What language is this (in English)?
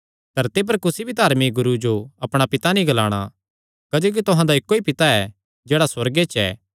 Kangri